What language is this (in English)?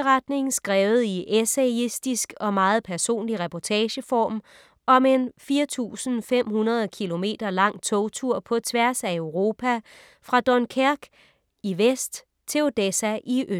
Danish